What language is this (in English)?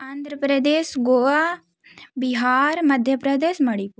Hindi